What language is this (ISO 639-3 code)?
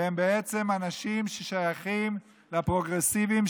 heb